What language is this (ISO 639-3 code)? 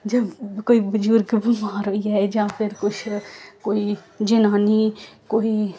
doi